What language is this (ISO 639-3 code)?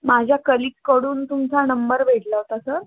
mar